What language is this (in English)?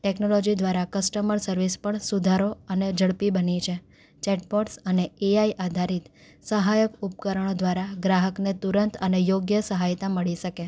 Gujarati